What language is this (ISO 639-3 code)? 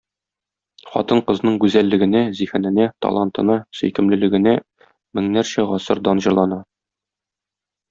tat